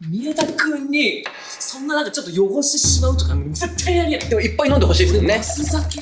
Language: Japanese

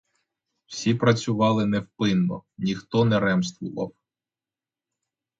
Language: Ukrainian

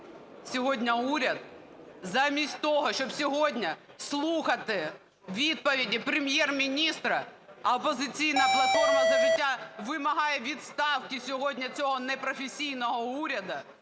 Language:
Ukrainian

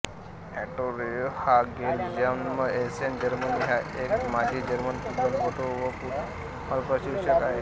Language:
Marathi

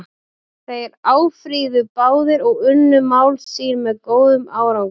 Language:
Icelandic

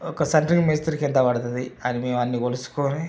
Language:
Telugu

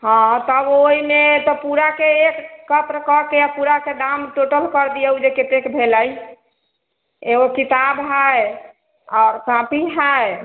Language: Maithili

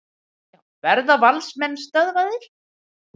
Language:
Icelandic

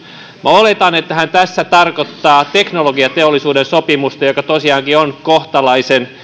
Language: Finnish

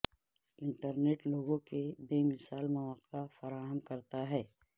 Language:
Urdu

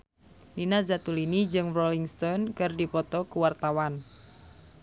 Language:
Sundanese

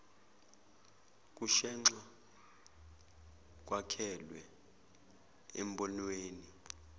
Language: Zulu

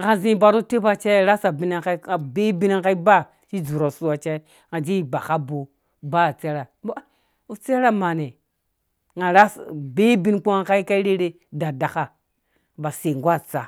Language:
Dũya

